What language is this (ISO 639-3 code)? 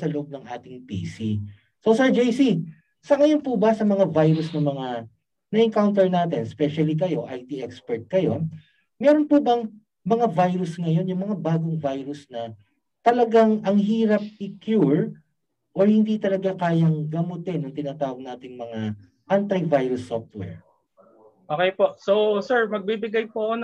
fil